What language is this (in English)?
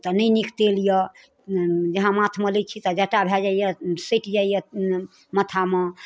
Maithili